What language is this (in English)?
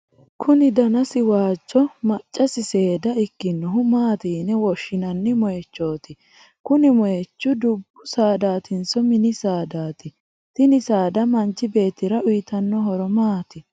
Sidamo